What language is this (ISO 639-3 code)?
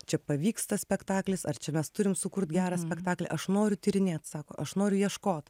lit